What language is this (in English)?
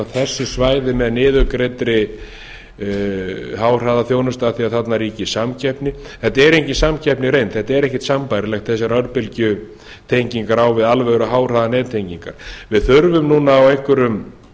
Icelandic